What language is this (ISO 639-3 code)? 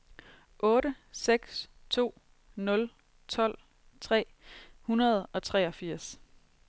dan